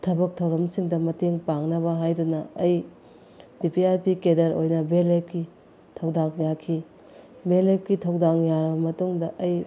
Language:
Manipuri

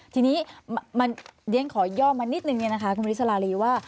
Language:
Thai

